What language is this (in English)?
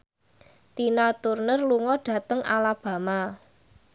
Javanese